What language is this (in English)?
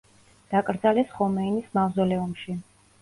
Georgian